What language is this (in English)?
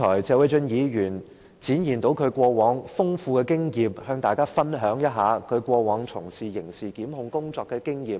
Cantonese